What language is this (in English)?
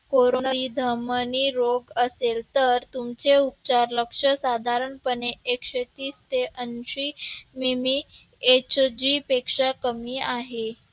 Marathi